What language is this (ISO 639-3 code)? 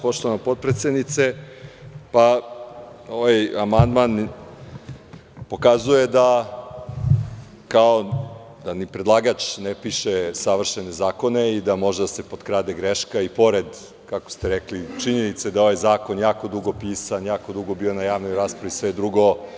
srp